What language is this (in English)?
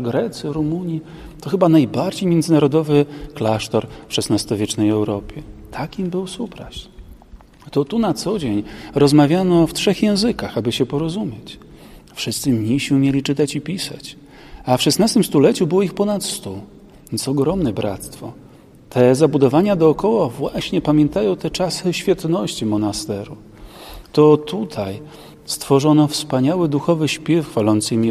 Polish